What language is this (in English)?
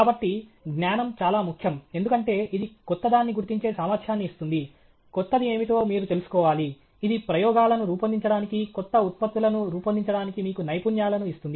Telugu